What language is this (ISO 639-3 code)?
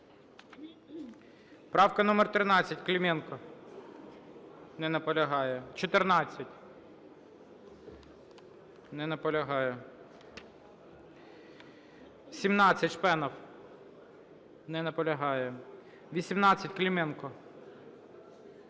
ukr